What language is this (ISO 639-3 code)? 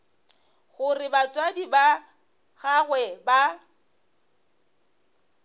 nso